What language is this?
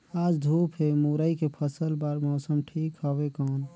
Chhattisgarhi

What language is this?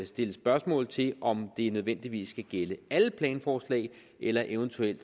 Danish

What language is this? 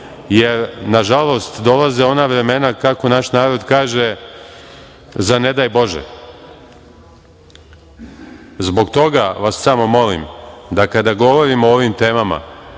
Serbian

